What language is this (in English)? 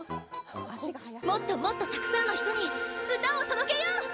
Japanese